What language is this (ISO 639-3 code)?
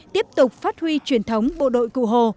vie